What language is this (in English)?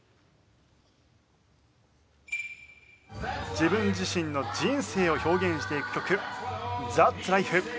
Japanese